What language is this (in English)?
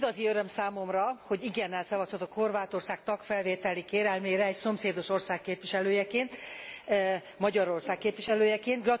Hungarian